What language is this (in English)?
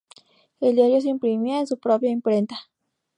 Spanish